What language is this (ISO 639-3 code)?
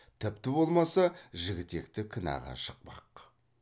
kaz